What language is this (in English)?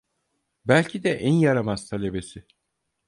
Turkish